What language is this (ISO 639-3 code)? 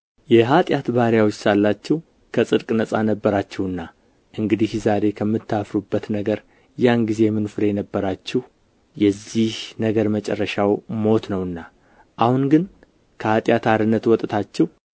amh